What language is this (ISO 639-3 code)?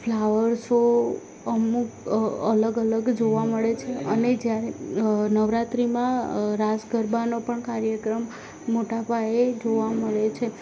guj